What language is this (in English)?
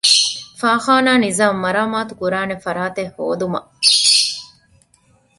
Divehi